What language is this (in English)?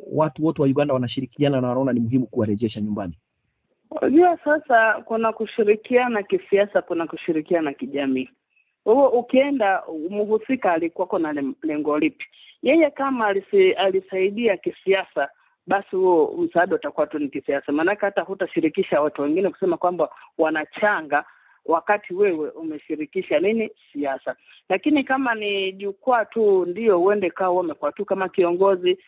Swahili